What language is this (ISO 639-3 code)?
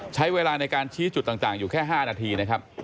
tha